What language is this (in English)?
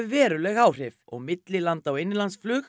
Icelandic